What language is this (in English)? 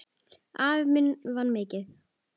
Icelandic